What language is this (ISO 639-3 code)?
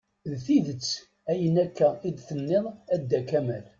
kab